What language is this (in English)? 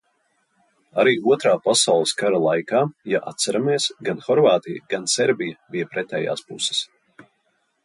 Latvian